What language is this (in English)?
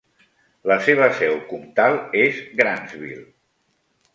Catalan